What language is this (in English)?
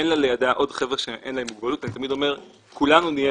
Hebrew